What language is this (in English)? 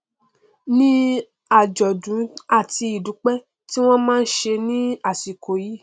Yoruba